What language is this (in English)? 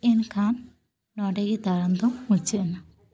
Santali